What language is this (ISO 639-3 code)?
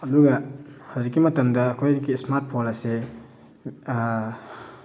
mni